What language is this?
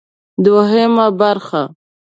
Pashto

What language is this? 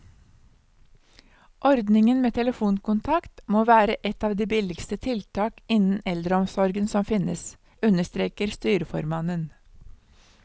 Norwegian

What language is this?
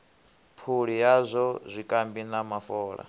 Venda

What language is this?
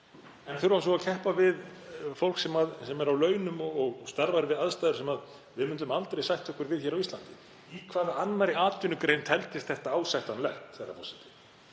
Icelandic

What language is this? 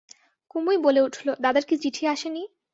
Bangla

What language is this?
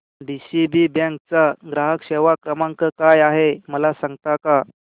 Marathi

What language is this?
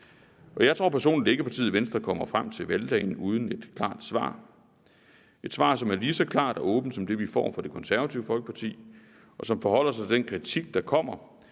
Danish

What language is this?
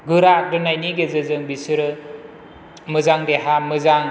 Bodo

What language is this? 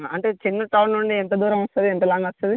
Telugu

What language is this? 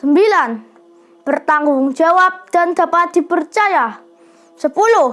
Indonesian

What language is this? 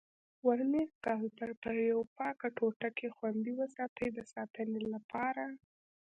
Pashto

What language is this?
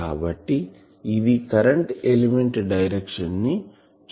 Telugu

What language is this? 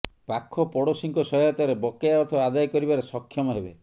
Odia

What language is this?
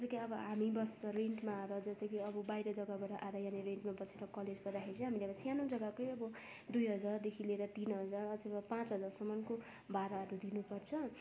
Nepali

